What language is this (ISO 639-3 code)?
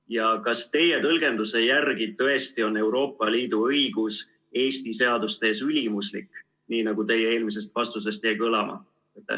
est